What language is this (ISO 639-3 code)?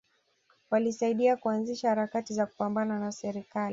swa